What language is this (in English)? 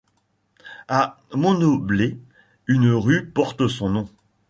French